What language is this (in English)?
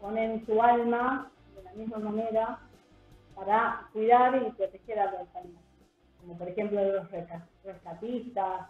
Spanish